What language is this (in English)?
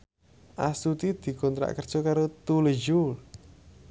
Javanese